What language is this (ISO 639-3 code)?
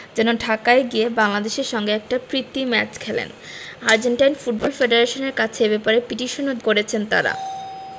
ben